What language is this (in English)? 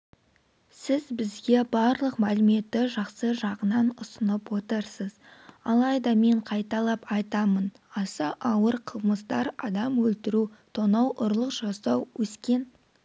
Kazakh